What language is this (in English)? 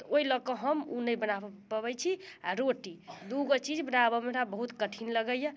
Maithili